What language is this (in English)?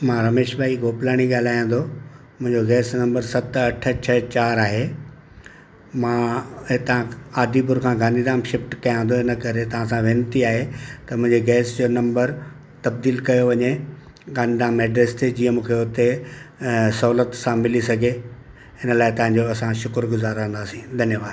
Sindhi